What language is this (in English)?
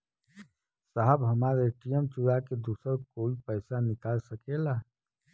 Bhojpuri